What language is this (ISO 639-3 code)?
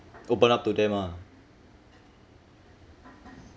eng